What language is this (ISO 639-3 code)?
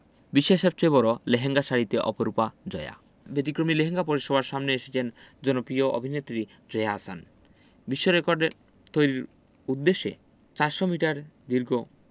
ben